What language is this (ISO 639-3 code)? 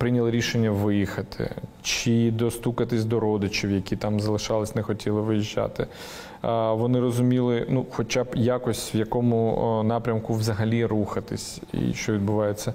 ukr